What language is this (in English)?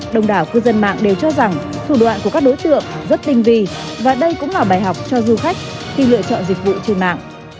Vietnamese